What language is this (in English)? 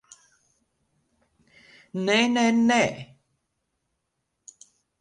Latvian